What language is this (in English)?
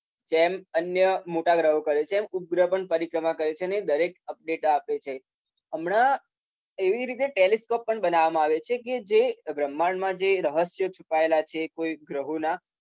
Gujarati